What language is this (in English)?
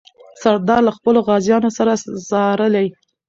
Pashto